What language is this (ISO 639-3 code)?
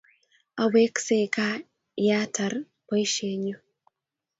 kln